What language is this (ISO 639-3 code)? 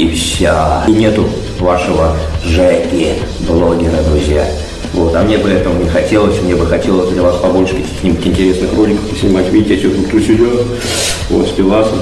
rus